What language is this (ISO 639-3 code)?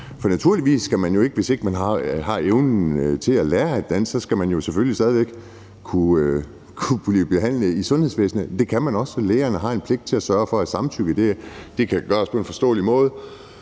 dan